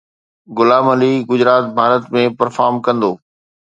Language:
Sindhi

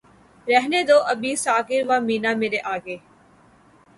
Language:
Urdu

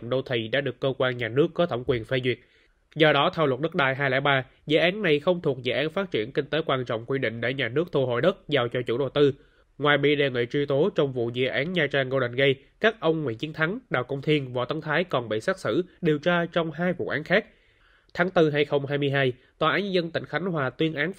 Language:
Vietnamese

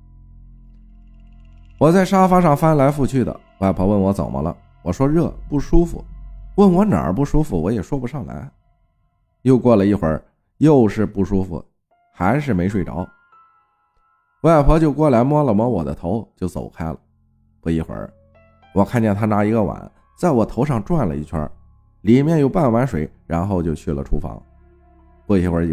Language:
Chinese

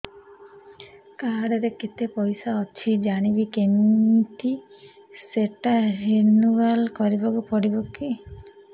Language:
Odia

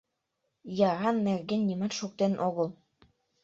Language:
Mari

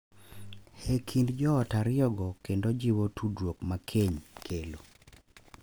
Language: Luo (Kenya and Tanzania)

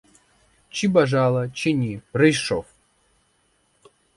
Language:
Ukrainian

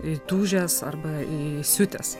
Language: Lithuanian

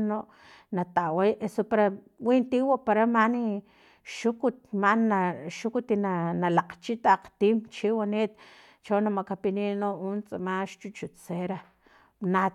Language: Filomena Mata-Coahuitlán Totonac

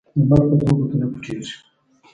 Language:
Pashto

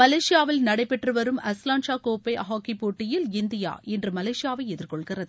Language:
Tamil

